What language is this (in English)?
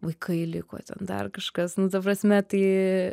Lithuanian